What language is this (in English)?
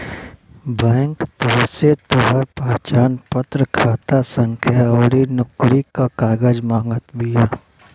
Bhojpuri